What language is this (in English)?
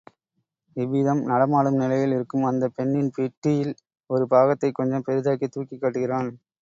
Tamil